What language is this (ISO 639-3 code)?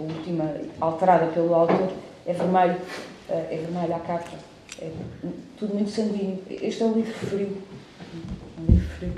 por